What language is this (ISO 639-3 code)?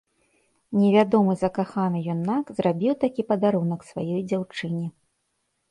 bel